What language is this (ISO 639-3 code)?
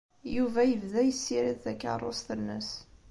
kab